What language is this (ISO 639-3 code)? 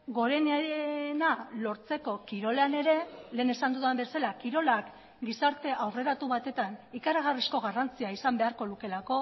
eus